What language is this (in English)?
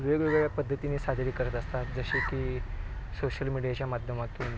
Marathi